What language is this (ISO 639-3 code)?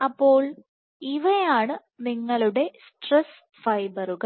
mal